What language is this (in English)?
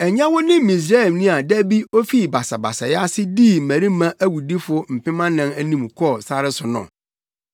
Akan